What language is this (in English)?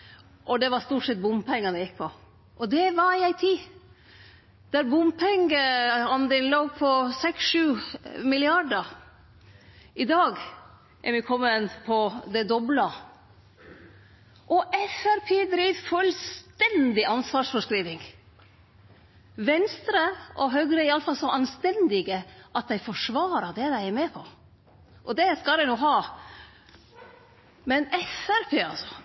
Norwegian Nynorsk